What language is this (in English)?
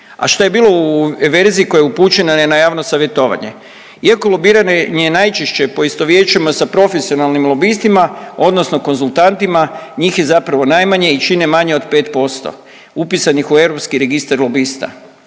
Croatian